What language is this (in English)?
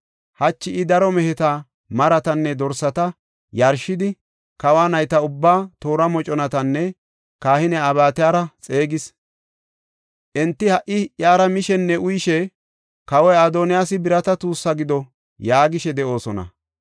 Gofa